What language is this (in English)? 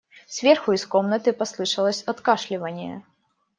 Russian